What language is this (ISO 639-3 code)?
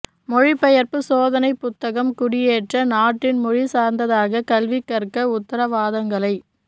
tam